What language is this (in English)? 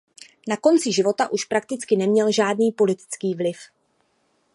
Czech